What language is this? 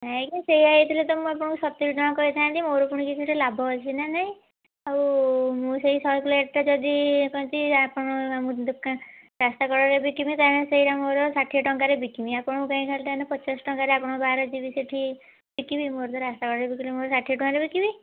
Odia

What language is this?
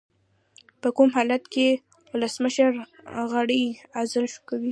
Pashto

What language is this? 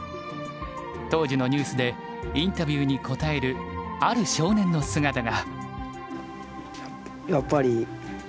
Japanese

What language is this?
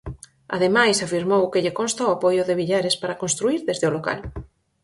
Galician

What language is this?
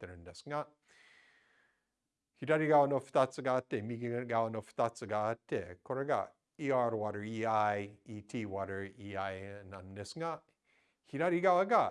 Japanese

